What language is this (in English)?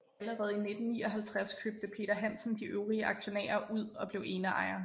Danish